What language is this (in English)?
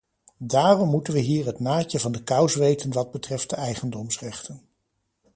Dutch